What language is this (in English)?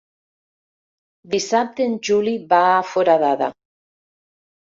Catalan